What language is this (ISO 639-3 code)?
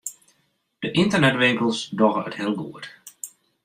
fry